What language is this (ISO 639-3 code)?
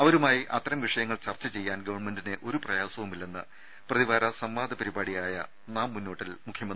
mal